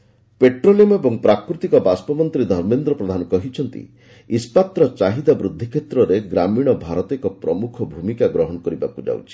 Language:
Odia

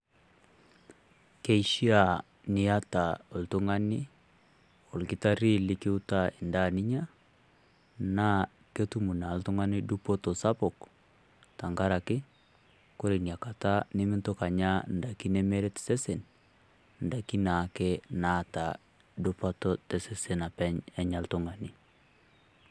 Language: Masai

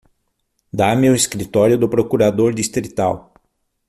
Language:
Portuguese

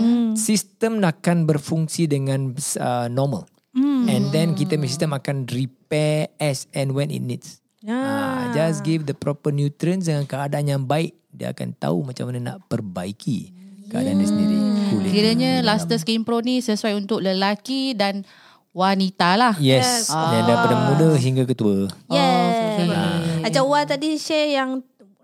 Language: Malay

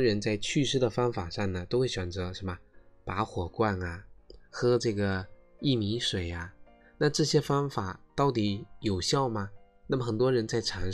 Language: Chinese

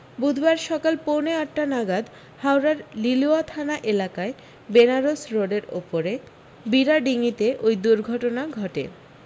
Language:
Bangla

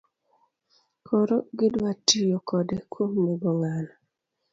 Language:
Luo (Kenya and Tanzania)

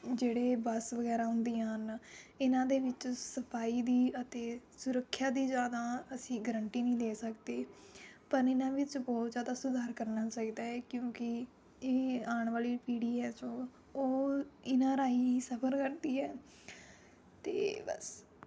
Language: Punjabi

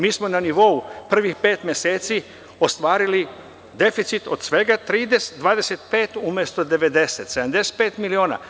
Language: Serbian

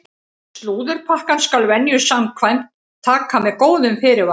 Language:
Icelandic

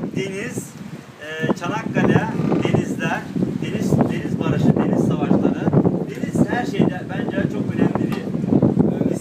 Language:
Turkish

